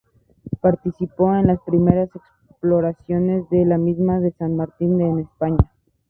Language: Spanish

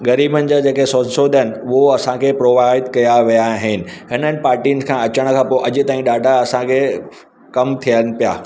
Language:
Sindhi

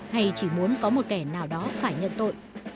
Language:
Vietnamese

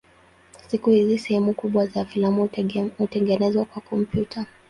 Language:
Swahili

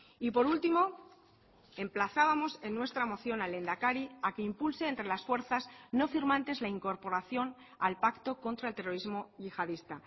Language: Spanish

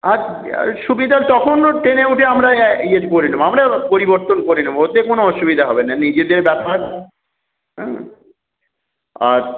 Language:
Bangla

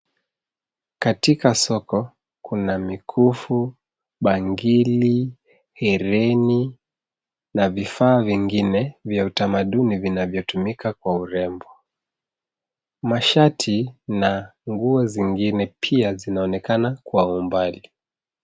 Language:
Swahili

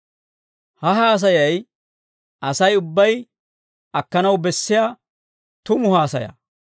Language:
Dawro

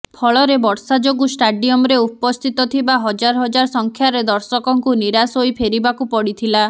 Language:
Odia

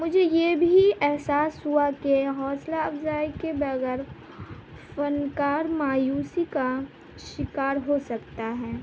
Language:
Urdu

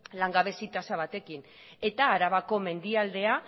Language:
Basque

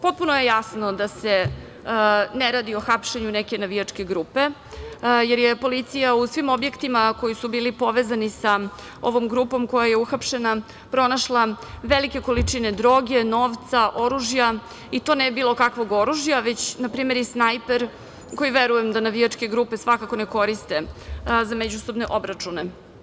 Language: Serbian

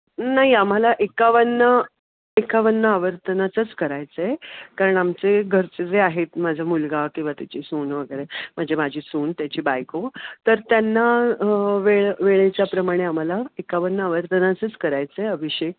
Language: Marathi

